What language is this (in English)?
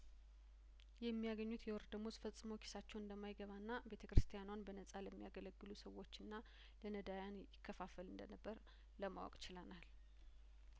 Amharic